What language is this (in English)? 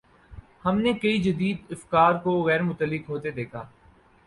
Urdu